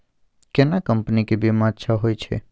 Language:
Maithili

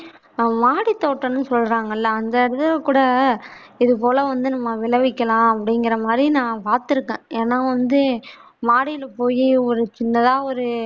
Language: Tamil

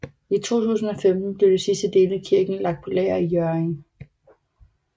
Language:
Danish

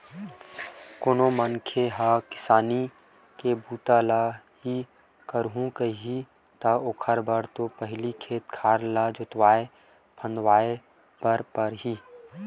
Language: Chhattisgarhi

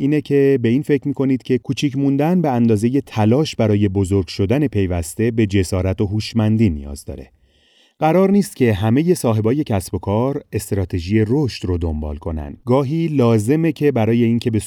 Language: Persian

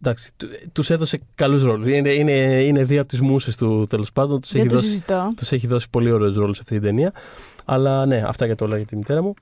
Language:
Greek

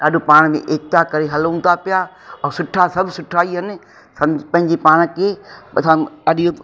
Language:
Sindhi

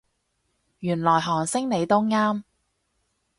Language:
Cantonese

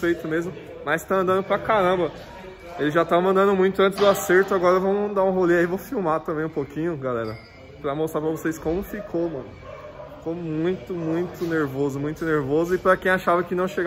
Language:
Portuguese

